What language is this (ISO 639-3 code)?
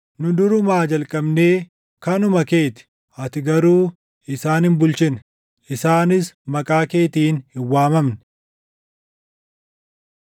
orm